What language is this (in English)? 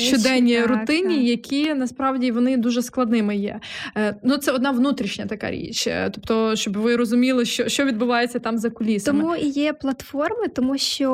Ukrainian